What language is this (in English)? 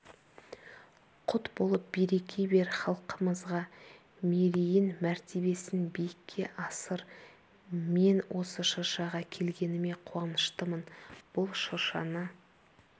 Kazakh